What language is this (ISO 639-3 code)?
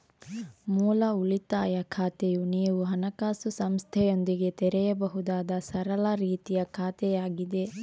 kan